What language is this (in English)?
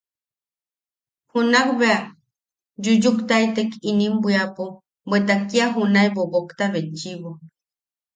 Yaqui